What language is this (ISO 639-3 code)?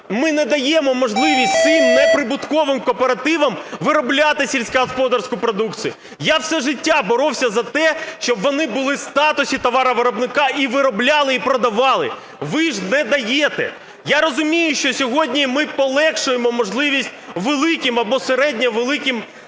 ukr